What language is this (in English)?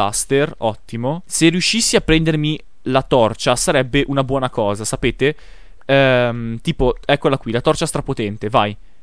Italian